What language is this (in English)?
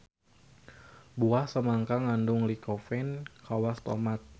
Sundanese